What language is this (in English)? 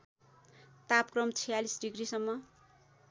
Nepali